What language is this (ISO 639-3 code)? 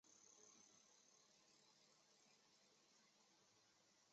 zho